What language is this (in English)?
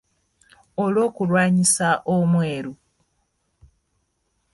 Ganda